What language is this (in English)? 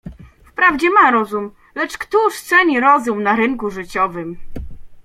Polish